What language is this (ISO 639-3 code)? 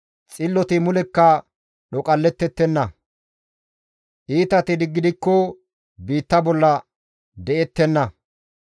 gmv